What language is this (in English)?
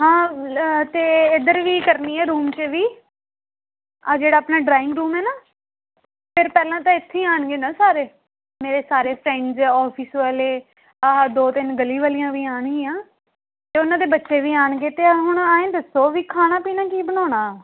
Punjabi